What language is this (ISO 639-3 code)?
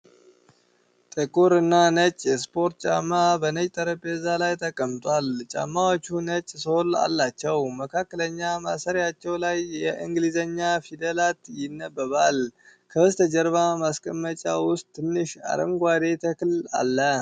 amh